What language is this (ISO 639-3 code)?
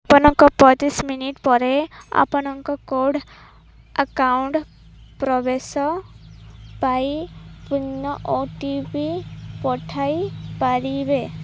ori